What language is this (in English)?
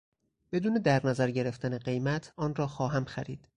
Persian